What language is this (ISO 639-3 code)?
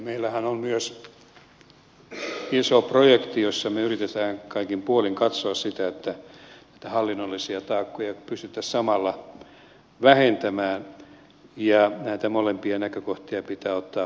fin